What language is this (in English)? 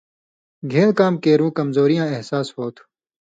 Indus Kohistani